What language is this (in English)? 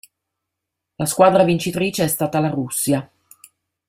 Italian